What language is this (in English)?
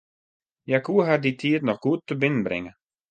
Western Frisian